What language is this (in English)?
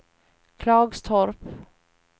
Swedish